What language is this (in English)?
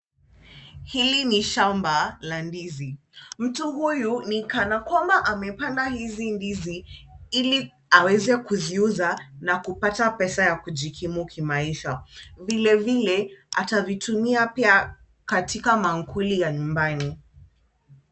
Swahili